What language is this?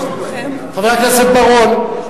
Hebrew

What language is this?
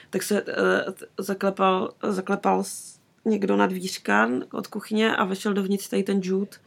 Czech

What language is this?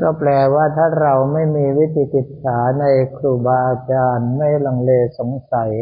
Thai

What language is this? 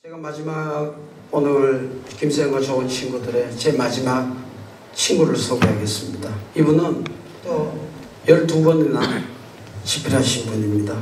Korean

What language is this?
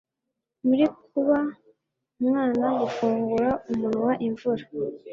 Kinyarwanda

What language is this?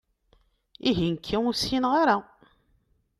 Kabyle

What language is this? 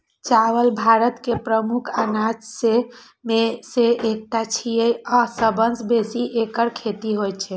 Maithili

